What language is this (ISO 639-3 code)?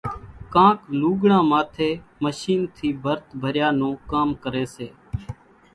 gjk